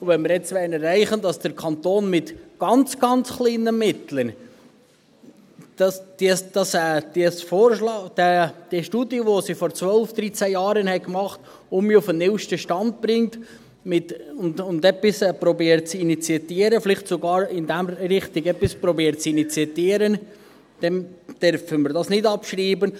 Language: Swiss German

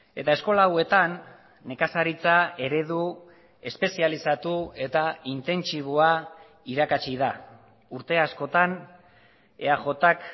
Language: Basque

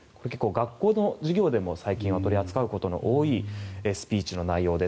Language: Japanese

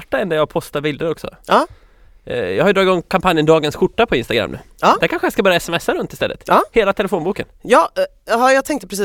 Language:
Swedish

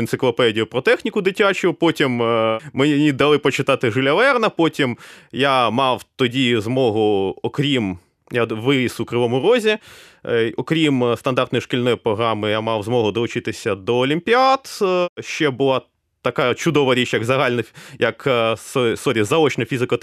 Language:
Ukrainian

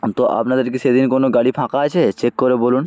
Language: Bangla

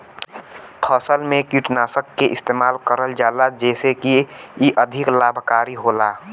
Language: Bhojpuri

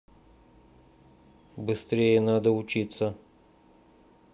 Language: Russian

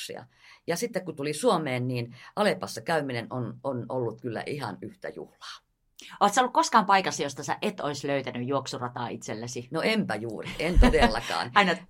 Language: Finnish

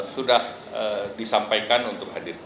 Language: Indonesian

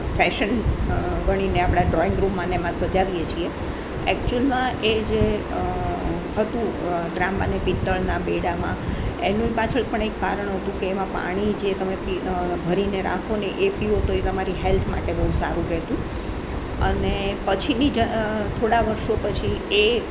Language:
Gujarati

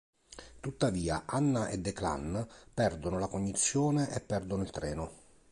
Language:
Italian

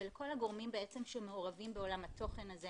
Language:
Hebrew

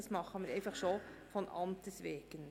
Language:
Swiss German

